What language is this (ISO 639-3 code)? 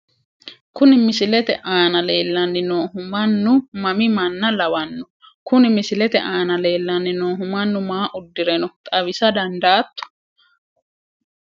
sid